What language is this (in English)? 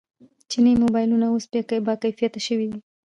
Pashto